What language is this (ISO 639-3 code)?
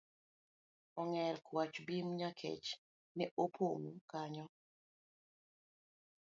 luo